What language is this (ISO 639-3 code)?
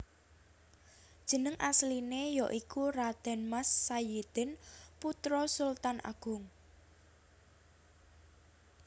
jav